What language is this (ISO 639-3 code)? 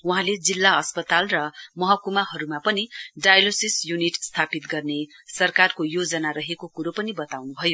nep